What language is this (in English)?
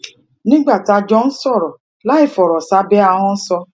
Yoruba